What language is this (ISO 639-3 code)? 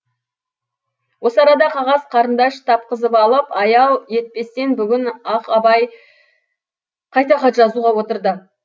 kaz